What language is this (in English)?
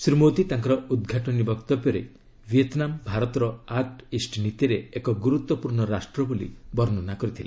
Odia